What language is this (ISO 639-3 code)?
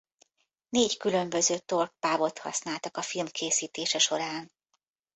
hun